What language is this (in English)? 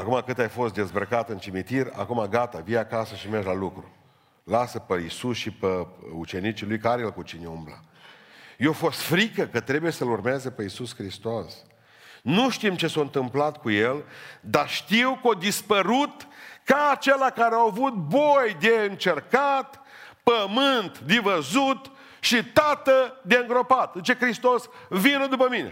Romanian